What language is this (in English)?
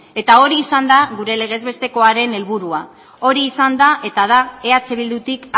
Basque